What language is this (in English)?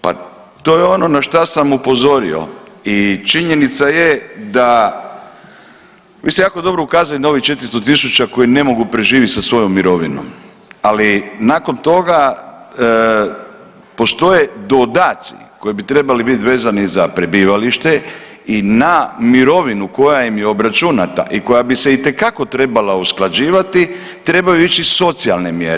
Croatian